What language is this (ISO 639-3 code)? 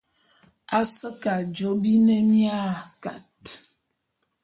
bum